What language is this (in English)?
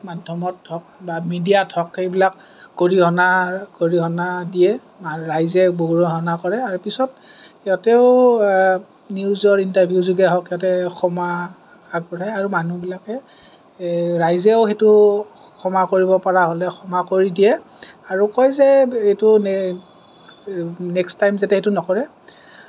Assamese